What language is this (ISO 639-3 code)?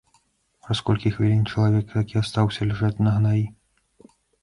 bel